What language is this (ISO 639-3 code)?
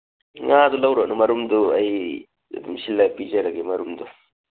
mni